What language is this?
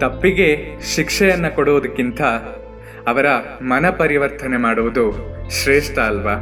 Kannada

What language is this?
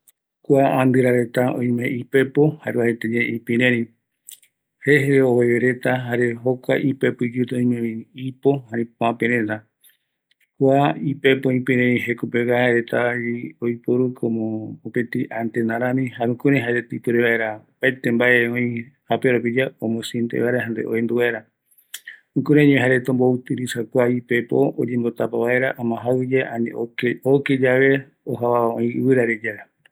Eastern Bolivian Guaraní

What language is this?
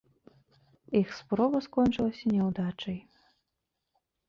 Belarusian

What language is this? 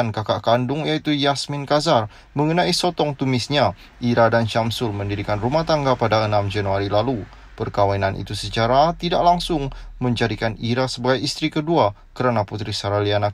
Malay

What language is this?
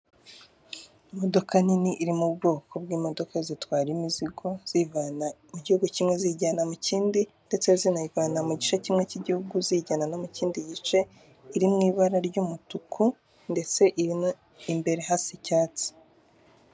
Kinyarwanda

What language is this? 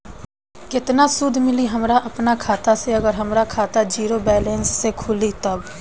Bhojpuri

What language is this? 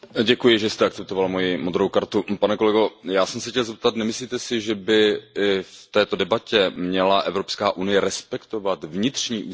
Czech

